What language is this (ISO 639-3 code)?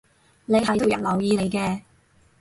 yue